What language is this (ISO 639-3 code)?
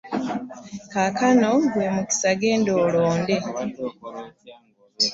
lug